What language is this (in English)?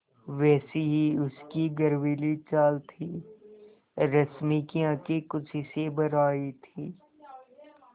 Hindi